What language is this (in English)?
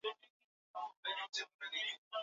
Swahili